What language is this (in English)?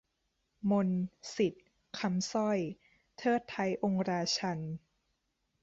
Thai